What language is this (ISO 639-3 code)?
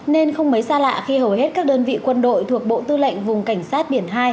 vie